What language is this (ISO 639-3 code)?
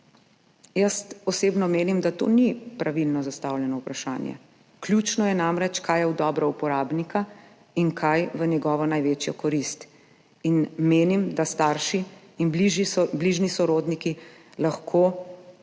slv